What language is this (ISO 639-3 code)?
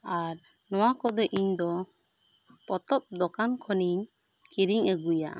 sat